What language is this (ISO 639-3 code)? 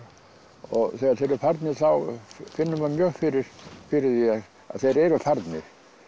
isl